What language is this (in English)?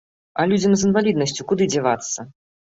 Belarusian